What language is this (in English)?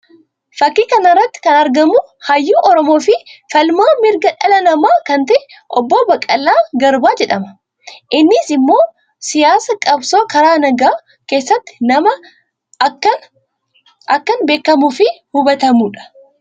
Oromo